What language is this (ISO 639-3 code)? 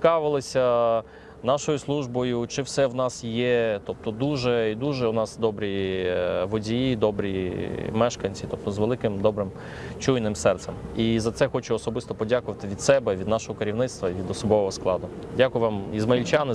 ukr